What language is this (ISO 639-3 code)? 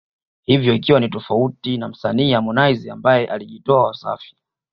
swa